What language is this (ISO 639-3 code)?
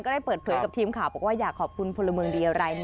tha